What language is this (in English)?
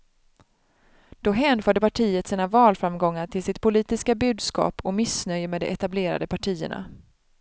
Swedish